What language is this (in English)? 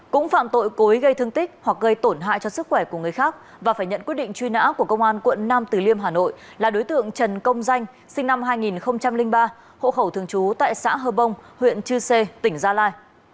Vietnamese